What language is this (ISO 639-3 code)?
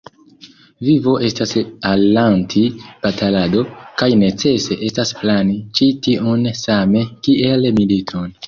epo